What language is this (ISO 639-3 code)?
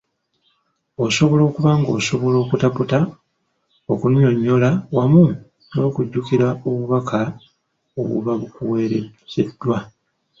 lug